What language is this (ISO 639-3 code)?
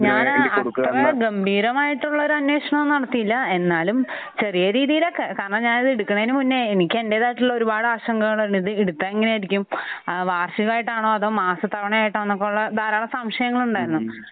mal